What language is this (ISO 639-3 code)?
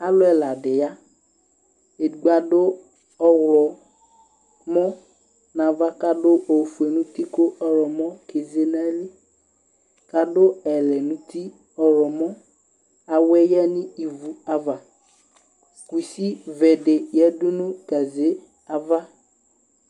kpo